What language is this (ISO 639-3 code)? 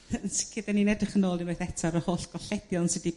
cym